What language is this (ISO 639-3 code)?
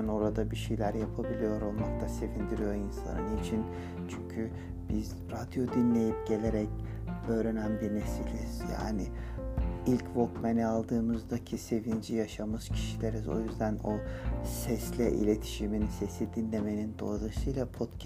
tur